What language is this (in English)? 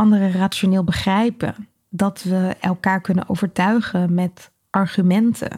Dutch